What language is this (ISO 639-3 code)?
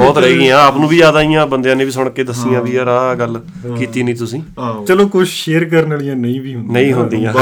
pan